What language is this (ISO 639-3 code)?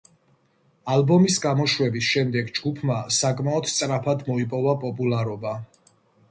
kat